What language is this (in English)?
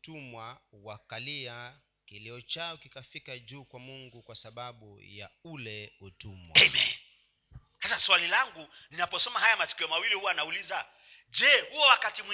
Swahili